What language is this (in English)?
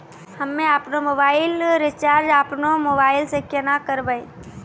Maithili